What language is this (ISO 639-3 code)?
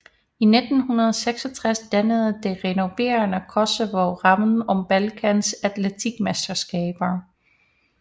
dan